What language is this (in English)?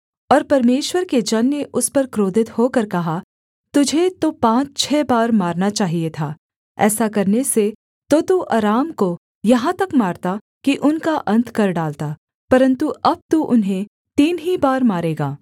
Hindi